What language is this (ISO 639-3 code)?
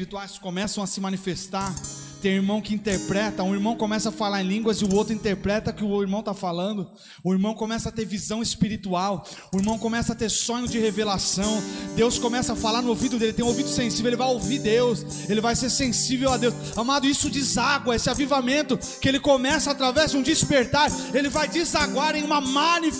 por